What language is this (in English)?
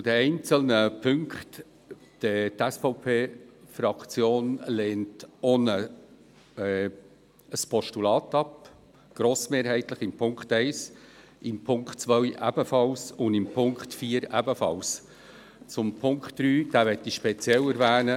Swiss German